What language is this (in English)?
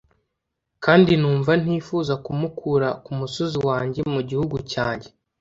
Kinyarwanda